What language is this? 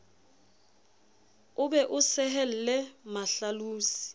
Southern Sotho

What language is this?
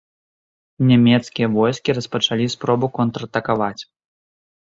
Belarusian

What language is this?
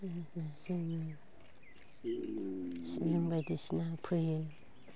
Bodo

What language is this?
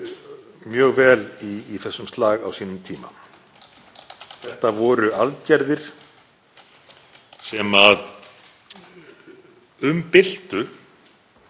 Icelandic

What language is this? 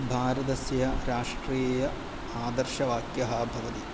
Sanskrit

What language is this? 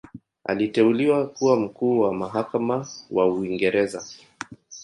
Swahili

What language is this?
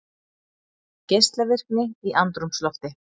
Icelandic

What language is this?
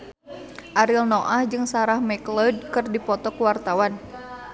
Sundanese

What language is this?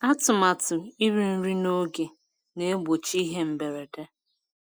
Igbo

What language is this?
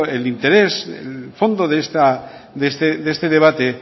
Spanish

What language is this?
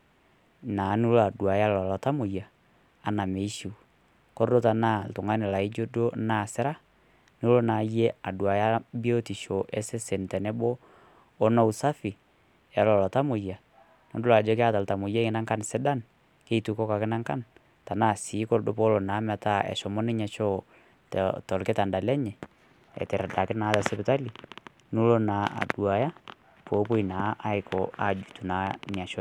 Masai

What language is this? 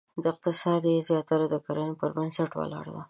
Pashto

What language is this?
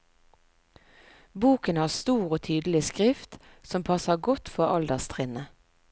Norwegian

